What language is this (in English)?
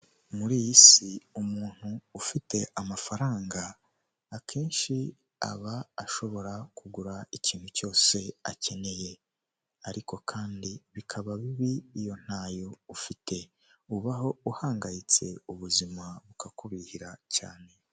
Kinyarwanda